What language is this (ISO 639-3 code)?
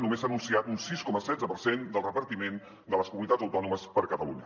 cat